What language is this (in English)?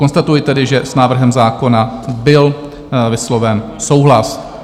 Czech